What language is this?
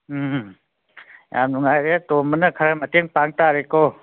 Manipuri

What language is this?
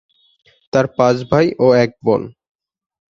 Bangla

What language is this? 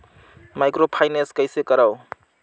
Chhattisgarhi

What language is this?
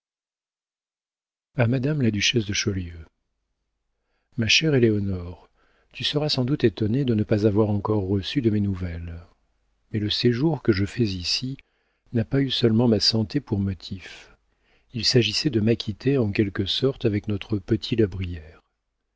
French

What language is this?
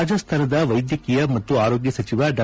Kannada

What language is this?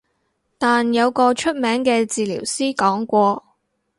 Cantonese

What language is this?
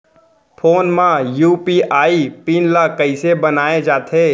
Chhattisgarhi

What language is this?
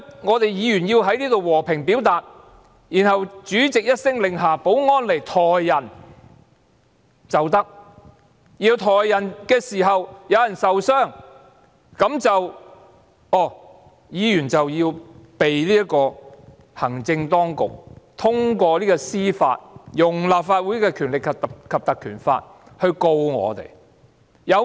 Cantonese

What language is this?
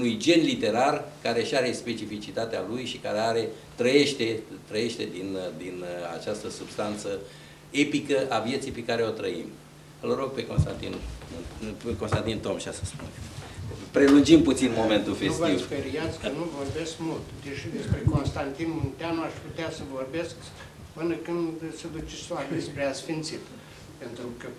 Romanian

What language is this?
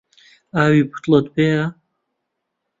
Central Kurdish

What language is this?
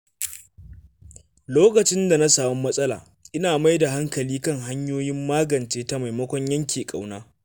Hausa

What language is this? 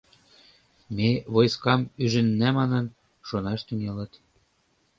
Mari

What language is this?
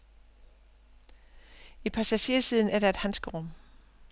Danish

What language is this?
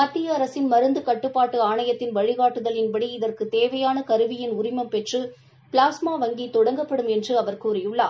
Tamil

